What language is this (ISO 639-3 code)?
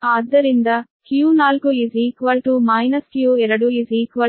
kan